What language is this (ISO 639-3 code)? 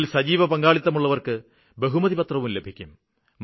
mal